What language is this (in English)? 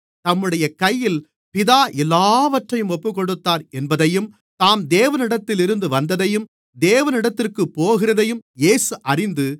Tamil